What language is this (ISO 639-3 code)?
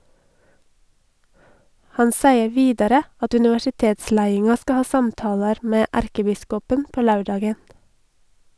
nor